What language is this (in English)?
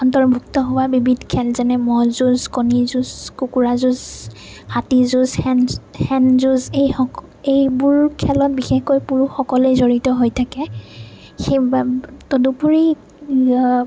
Assamese